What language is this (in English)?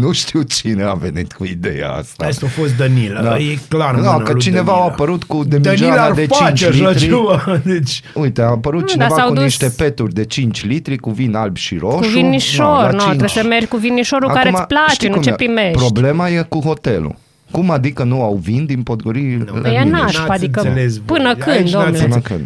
Romanian